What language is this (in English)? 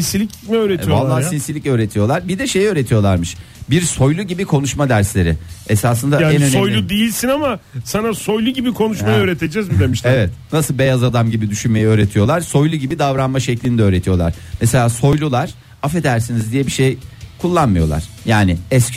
Turkish